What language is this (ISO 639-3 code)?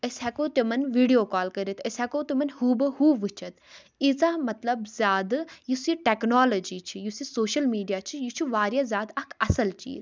kas